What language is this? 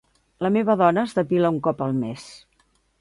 Catalan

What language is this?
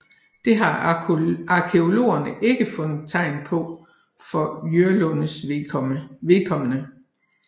Danish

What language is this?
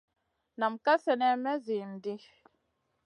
Masana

